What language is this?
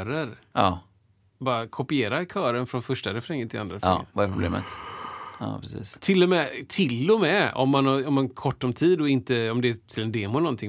Swedish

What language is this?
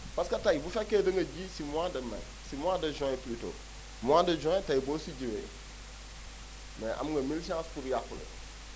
Wolof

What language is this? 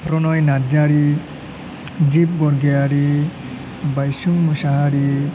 Bodo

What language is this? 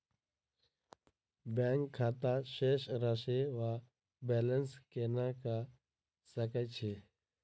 Maithili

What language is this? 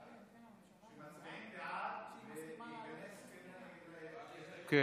Hebrew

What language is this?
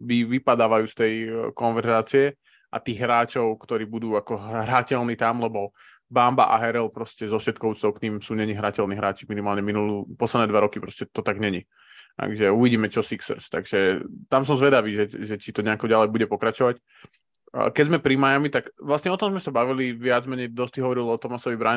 Slovak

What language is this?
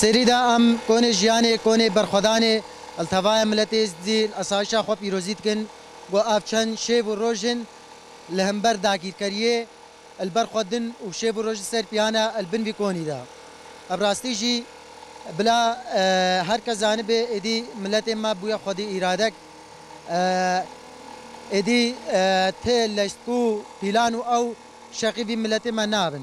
Turkish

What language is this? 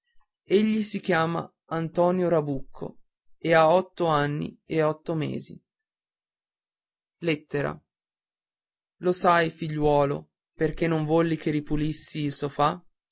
Italian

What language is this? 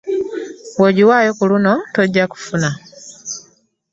Ganda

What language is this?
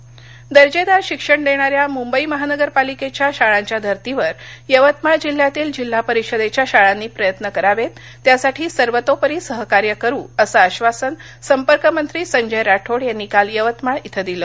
Marathi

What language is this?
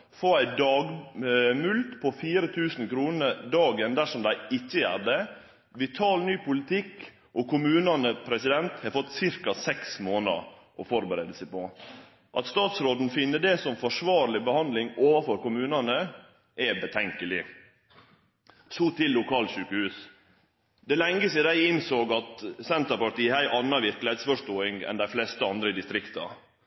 Norwegian Nynorsk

